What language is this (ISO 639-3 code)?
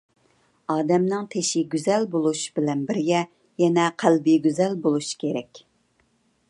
uig